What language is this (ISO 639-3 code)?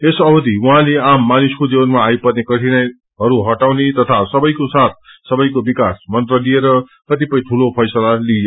nep